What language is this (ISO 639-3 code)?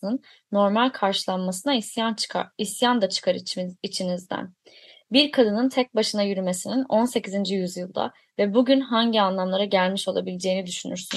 tur